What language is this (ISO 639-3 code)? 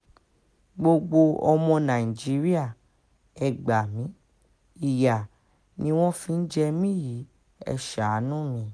yor